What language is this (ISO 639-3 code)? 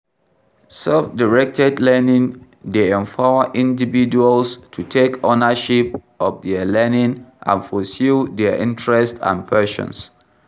pcm